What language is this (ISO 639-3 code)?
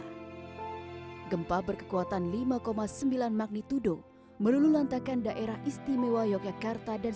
ind